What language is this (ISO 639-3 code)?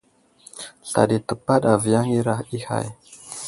udl